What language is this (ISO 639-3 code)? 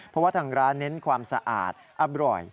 tha